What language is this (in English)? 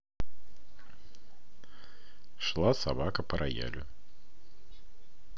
Russian